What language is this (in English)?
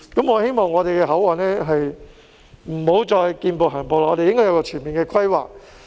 Cantonese